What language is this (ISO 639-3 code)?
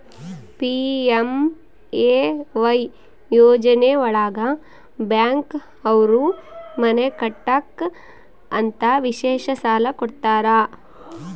kan